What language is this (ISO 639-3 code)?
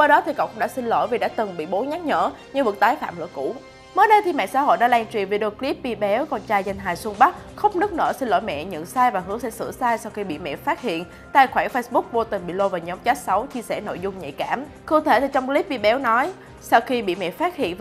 vie